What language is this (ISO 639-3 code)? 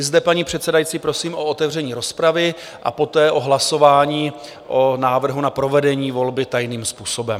ces